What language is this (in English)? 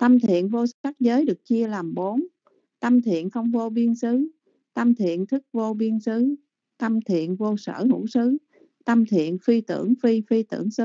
Vietnamese